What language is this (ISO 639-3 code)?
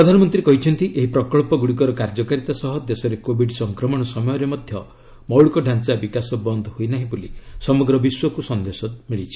ori